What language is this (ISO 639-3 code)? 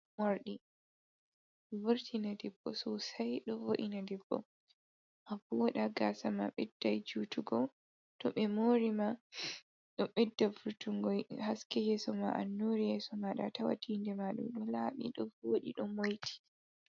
ful